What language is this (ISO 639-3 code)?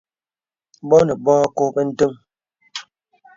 beb